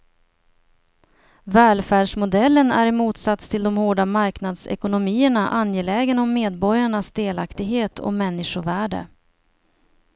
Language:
Swedish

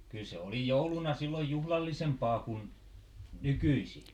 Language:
Finnish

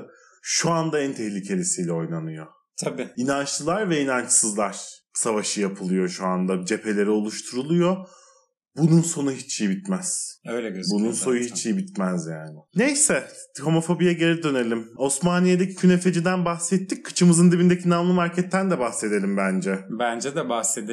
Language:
Turkish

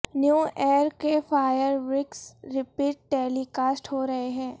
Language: Urdu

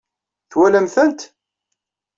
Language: Kabyle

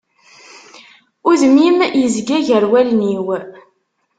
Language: Kabyle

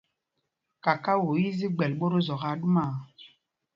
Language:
Mpumpong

